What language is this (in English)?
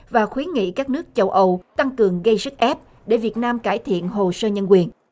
Vietnamese